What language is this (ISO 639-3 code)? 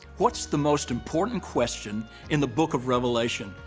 eng